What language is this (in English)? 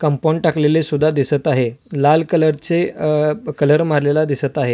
Marathi